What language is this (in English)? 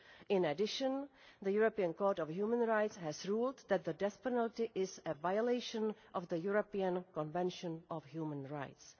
English